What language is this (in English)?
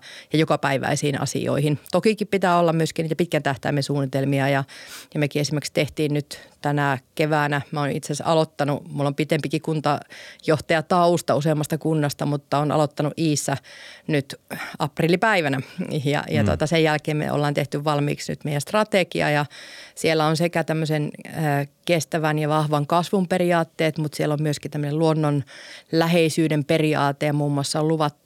Finnish